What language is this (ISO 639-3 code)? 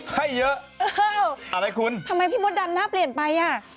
tha